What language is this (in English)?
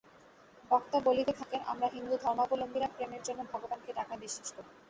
Bangla